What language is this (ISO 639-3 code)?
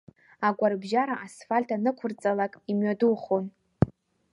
abk